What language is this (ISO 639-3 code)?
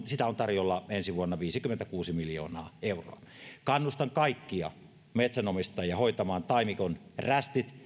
fin